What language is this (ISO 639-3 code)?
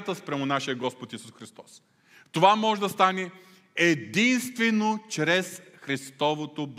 bul